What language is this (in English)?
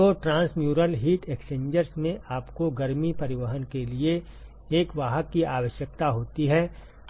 Hindi